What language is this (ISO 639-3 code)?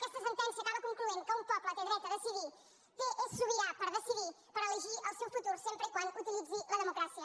cat